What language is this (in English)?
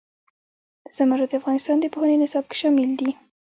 Pashto